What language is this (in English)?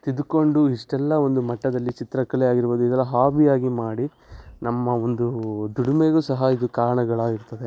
Kannada